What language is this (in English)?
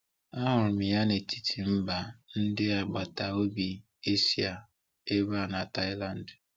Igbo